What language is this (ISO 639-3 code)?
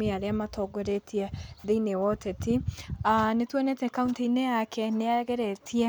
kik